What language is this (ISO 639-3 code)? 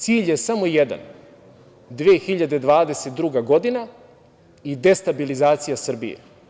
srp